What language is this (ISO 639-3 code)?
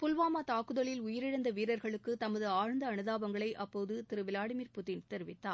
tam